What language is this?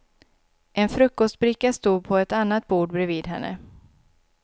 Swedish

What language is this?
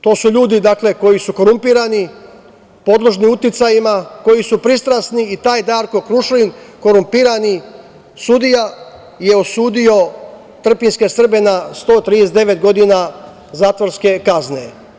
Serbian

